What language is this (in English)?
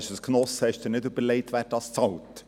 Swiss German